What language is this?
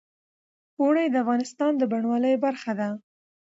Pashto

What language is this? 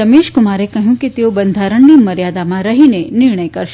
Gujarati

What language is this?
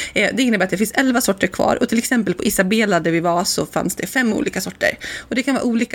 Swedish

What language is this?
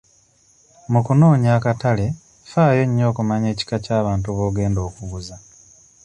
Ganda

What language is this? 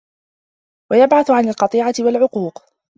Arabic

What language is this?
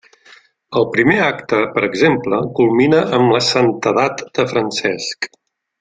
Catalan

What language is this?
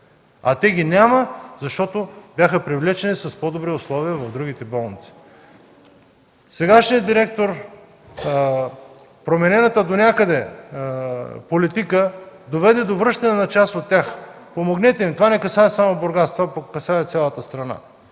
Bulgarian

